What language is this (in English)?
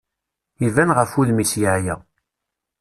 Kabyle